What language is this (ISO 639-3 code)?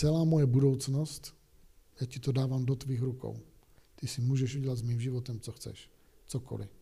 ces